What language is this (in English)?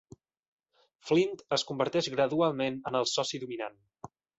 Catalan